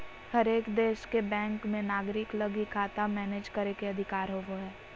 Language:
Magahi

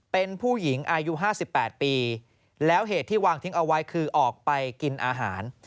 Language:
Thai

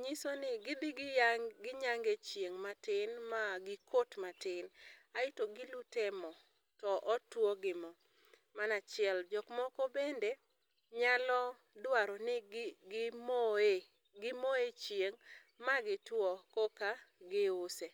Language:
Luo (Kenya and Tanzania)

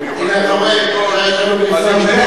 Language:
Hebrew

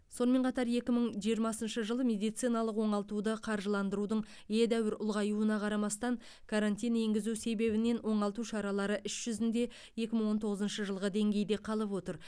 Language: Kazakh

